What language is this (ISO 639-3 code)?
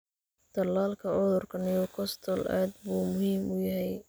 som